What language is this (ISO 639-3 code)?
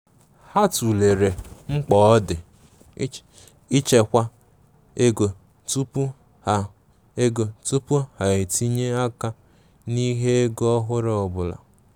ibo